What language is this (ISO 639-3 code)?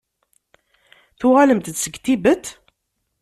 kab